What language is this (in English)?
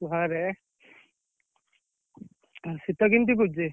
Odia